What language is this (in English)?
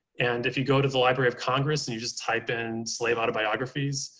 English